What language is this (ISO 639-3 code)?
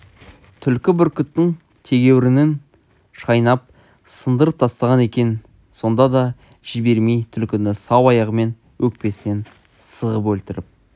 kaz